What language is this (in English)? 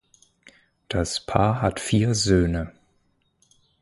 German